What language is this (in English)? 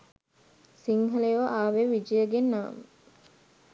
Sinhala